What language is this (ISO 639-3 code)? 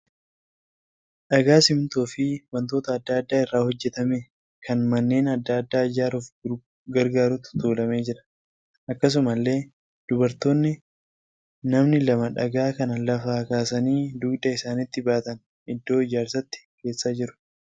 orm